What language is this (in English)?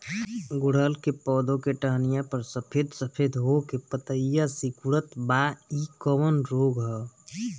Bhojpuri